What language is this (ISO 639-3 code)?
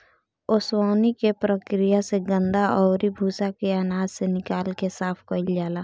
bho